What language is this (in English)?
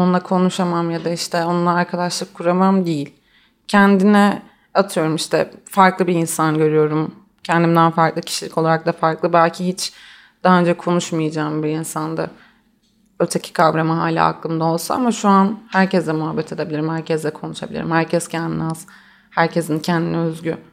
Turkish